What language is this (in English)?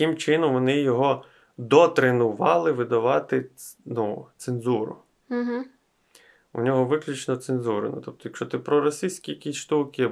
Ukrainian